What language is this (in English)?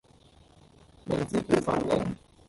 Cantonese